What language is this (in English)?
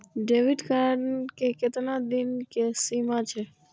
Maithili